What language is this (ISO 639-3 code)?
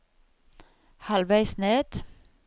nor